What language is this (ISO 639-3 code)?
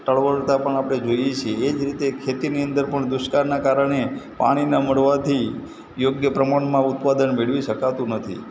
guj